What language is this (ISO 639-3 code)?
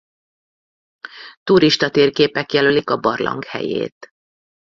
hun